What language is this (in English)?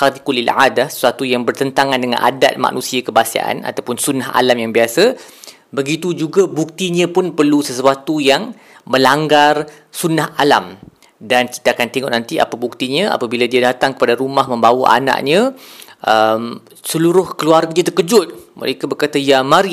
Malay